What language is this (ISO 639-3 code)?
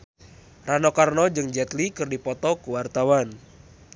sun